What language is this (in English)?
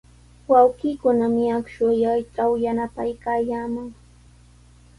Sihuas Ancash Quechua